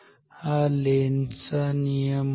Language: Marathi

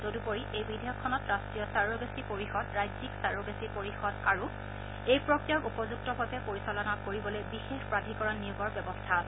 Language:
Assamese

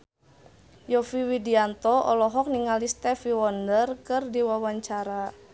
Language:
Sundanese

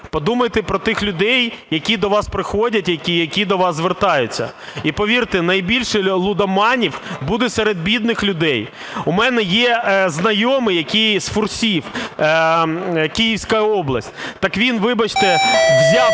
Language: Ukrainian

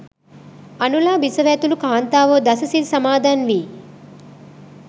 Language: Sinhala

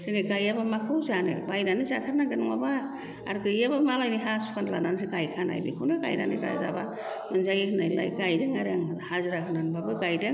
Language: Bodo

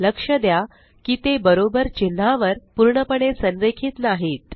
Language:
Marathi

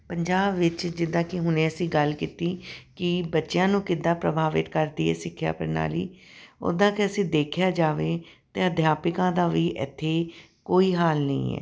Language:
Punjabi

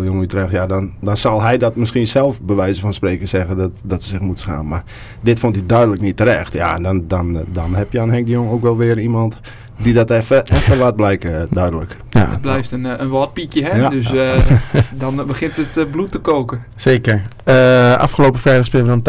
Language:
Dutch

